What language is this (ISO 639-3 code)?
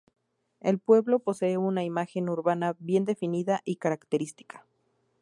spa